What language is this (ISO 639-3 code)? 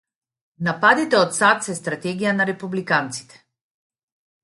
mkd